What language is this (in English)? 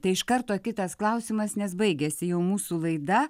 Lithuanian